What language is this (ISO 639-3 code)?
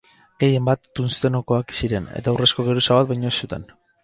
eus